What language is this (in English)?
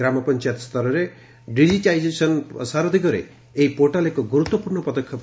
Odia